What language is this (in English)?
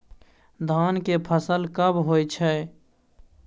Maithili